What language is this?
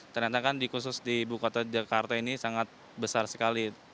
Indonesian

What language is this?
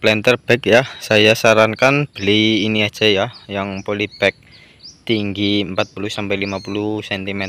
Indonesian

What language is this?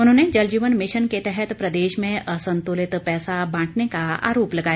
Hindi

